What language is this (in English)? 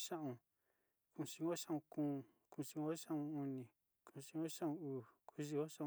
Sinicahua Mixtec